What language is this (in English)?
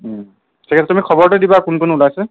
Assamese